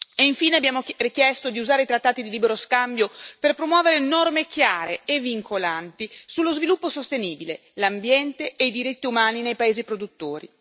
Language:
Italian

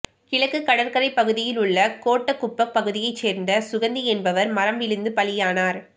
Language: Tamil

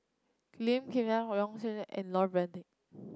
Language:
English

